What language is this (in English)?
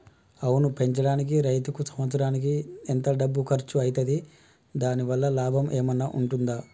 Telugu